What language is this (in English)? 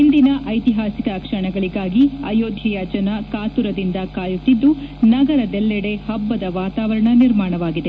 Kannada